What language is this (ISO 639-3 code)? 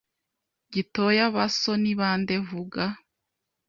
kin